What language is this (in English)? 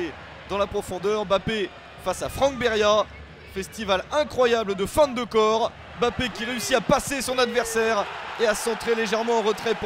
French